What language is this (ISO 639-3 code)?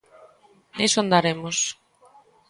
glg